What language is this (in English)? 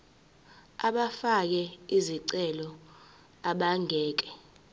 Zulu